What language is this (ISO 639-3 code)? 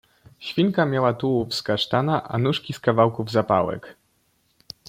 pol